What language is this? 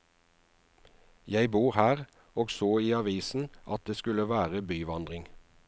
Norwegian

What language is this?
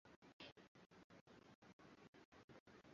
Swahili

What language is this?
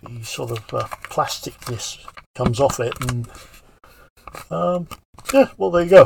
English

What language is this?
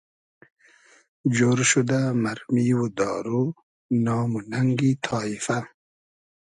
Hazaragi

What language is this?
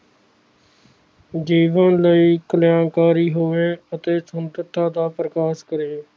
Punjabi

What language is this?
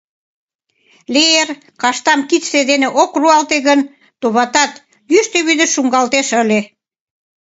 Mari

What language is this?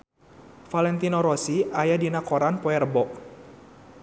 Sundanese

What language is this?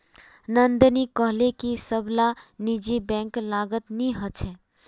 Magahi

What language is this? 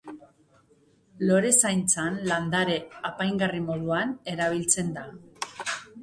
Basque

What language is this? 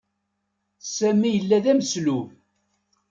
Kabyle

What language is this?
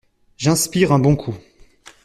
French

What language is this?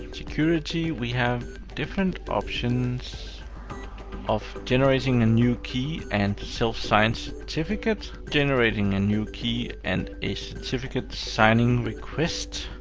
English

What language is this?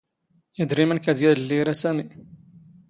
Standard Moroccan Tamazight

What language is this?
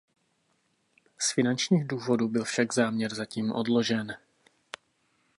Czech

